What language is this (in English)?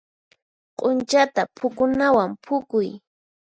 Puno Quechua